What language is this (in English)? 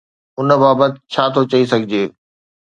Sindhi